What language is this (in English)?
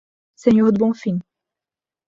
Portuguese